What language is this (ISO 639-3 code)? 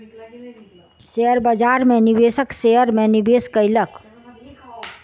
mai